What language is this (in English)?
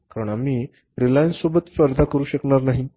Marathi